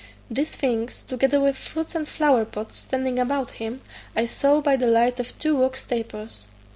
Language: English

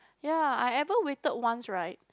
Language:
English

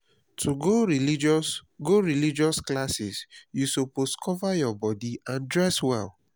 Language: Nigerian Pidgin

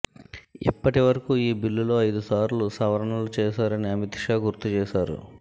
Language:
Telugu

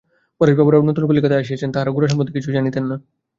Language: Bangla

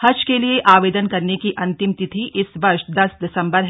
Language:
Hindi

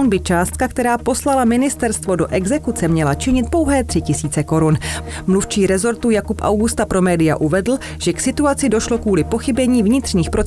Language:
Czech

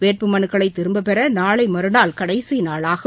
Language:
Tamil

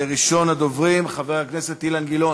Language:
Hebrew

